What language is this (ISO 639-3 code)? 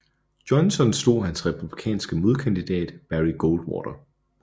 dan